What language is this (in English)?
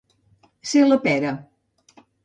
Catalan